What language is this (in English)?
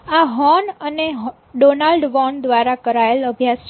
Gujarati